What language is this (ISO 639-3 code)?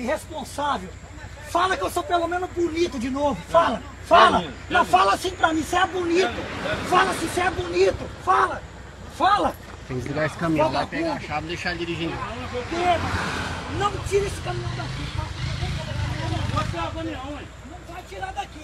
por